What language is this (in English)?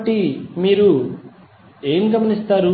Telugu